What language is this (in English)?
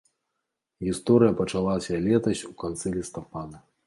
Belarusian